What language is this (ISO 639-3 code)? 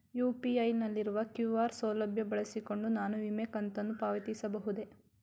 kan